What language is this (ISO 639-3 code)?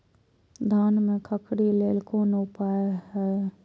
mai